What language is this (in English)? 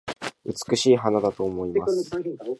Japanese